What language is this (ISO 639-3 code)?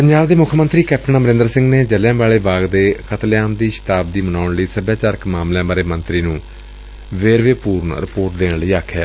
pan